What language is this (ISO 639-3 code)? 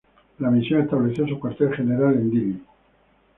spa